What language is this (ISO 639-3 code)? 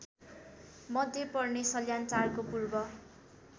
nep